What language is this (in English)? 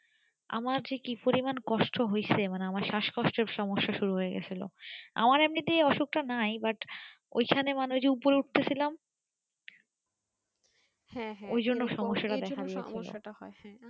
Bangla